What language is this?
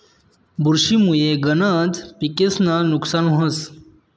Marathi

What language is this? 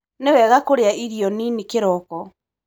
Kikuyu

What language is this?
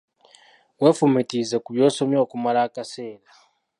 Ganda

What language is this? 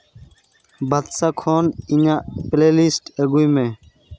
Santali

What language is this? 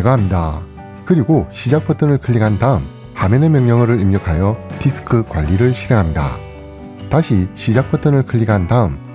Korean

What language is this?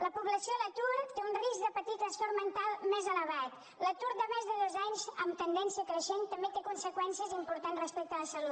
Catalan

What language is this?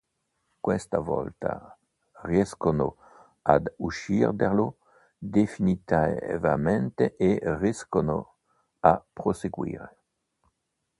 Italian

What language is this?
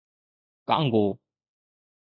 Sindhi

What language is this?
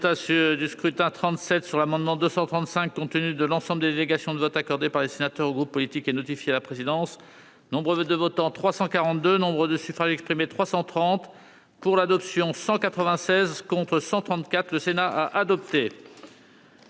French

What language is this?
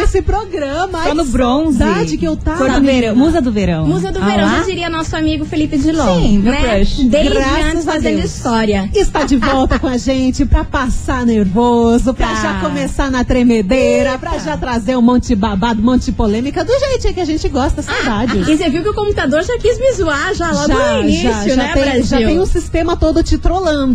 Portuguese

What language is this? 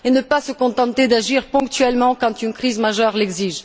French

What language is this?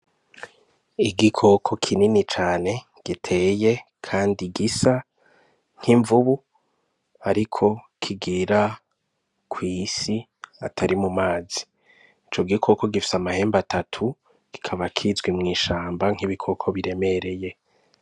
Rundi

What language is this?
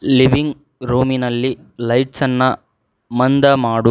Kannada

